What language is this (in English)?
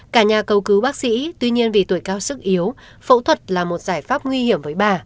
Vietnamese